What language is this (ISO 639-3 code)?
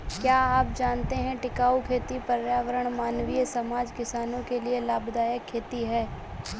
hin